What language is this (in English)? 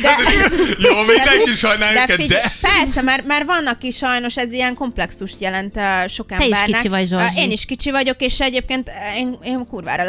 Hungarian